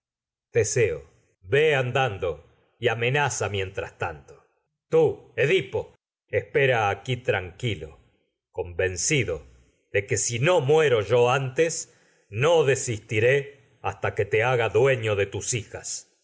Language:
Spanish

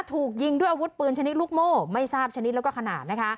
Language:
Thai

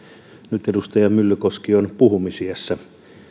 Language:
Finnish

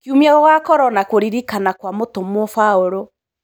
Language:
Kikuyu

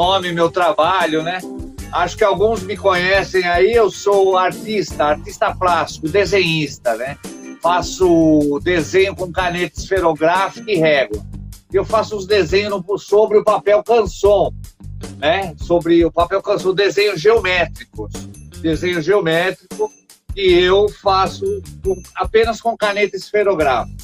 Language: Portuguese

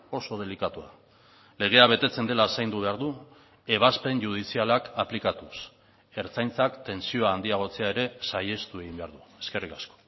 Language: Basque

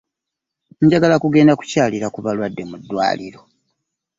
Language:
Ganda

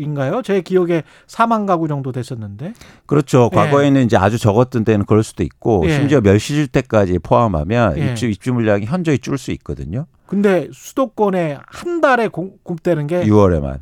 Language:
Korean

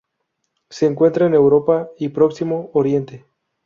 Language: Spanish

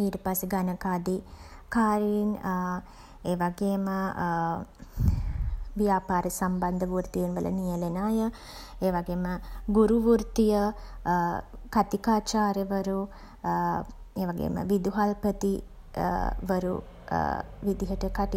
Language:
Sinhala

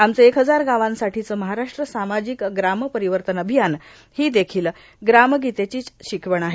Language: Marathi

